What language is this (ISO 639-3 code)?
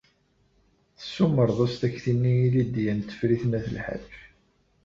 kab